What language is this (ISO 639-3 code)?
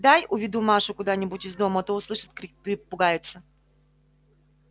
rus